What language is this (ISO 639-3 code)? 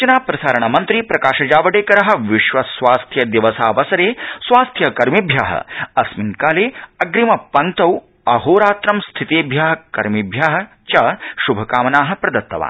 san